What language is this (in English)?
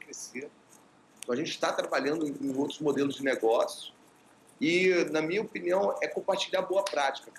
Portuguese